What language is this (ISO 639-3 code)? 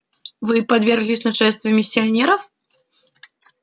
rus